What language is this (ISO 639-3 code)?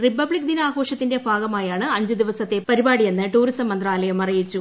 mal